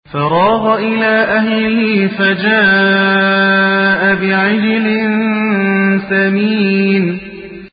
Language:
Arabic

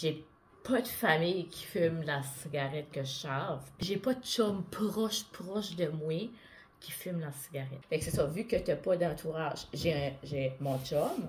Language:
French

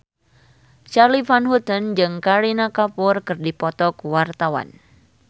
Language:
Sundanese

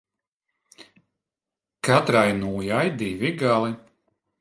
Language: Latvian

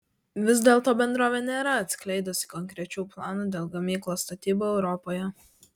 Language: Lithuanian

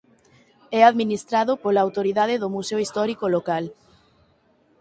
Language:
Galician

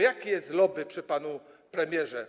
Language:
Polish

